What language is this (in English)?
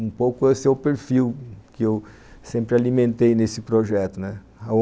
Portuguese